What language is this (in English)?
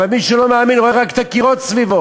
Hebrew